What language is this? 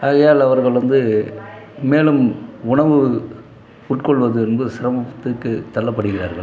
Tamil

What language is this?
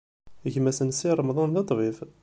Kabyle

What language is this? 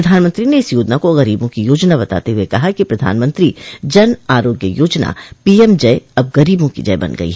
Hindi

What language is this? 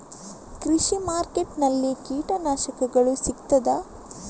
Kannada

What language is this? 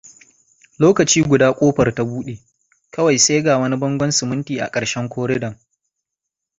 Hausa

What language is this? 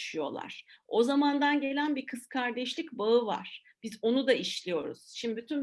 Turkish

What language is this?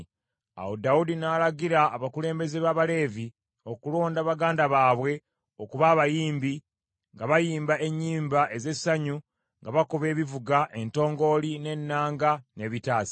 Ganda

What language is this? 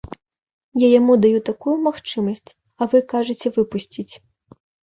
Belarusian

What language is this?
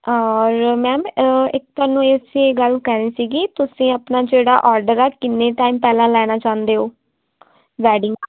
Punjabi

